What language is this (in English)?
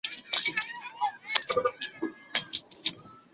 Chinese